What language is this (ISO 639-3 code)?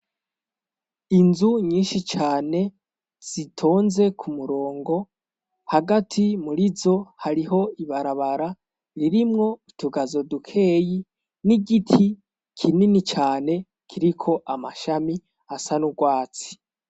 run